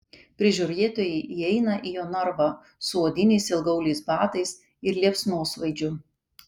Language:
Lithuanian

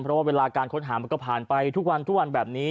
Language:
Thai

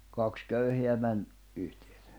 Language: Finnish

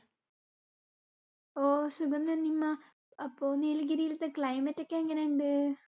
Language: Malayalam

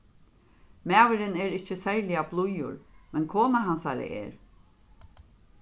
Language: Faroese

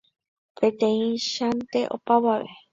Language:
Guarani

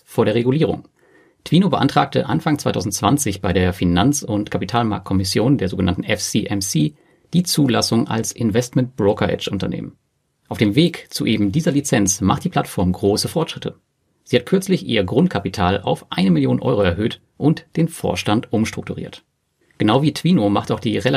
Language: German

